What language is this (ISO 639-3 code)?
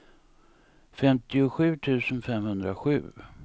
swe